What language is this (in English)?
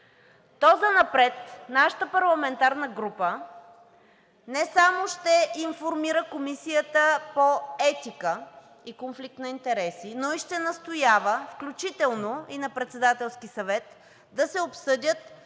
Bulgarian